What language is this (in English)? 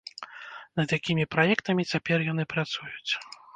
Belarusian